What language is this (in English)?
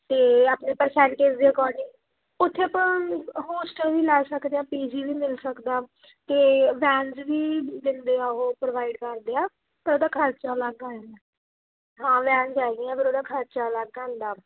Punjabi